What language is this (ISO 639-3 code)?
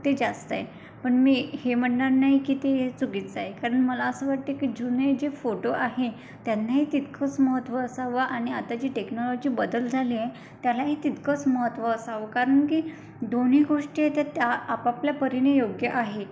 mar